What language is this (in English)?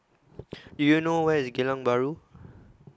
English